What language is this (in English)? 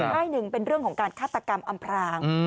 Thai